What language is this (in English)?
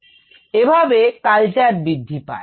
Bangla